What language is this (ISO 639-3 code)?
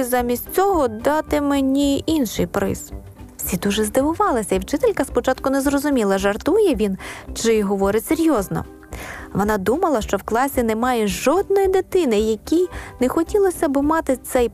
ukr